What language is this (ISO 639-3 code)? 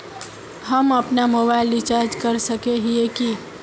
mag